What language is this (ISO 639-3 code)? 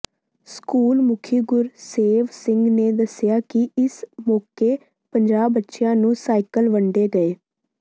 pan